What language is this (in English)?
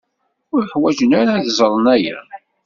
Kabyle